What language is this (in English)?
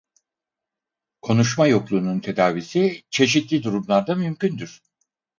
Turkish